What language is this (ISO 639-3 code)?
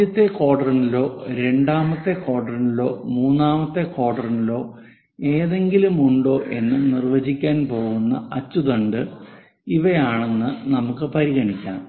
mal